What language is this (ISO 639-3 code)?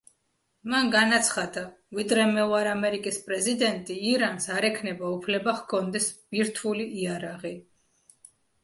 kat